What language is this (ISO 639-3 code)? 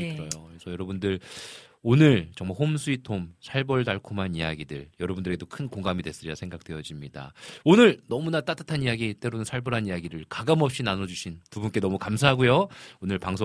kor